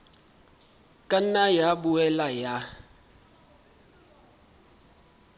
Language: Southern Sotho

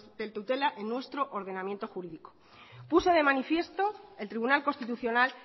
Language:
Spanish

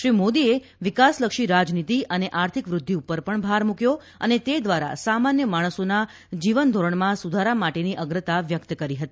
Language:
Gujarati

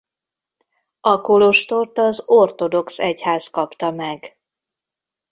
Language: Hungarian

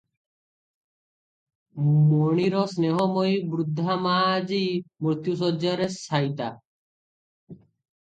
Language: Odia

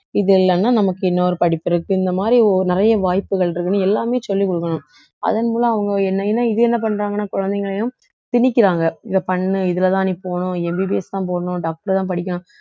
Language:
Tamil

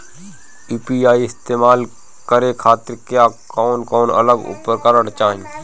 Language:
Bhojpuri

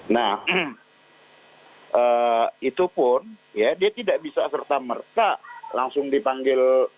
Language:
Indonesian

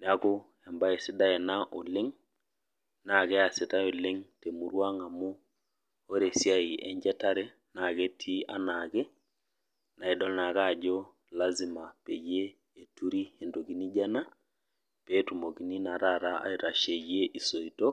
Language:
Masai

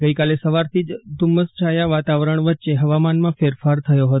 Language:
Gujarati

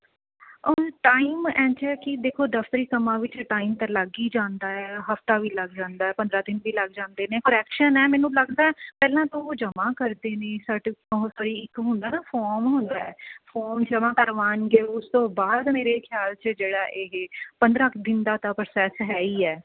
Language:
Punjabi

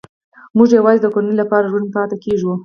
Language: Pashto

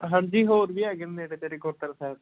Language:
Punjabi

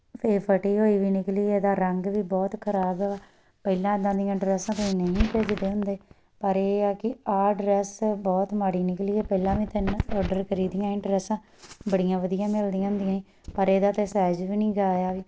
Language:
Punjabi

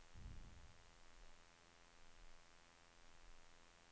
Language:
Swedish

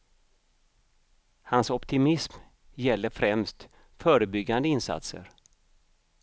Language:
Swedish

